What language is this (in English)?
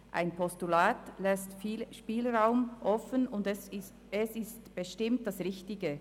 Swiss German